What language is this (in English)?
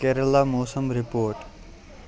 Kashmiri